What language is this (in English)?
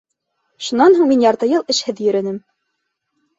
Bashkir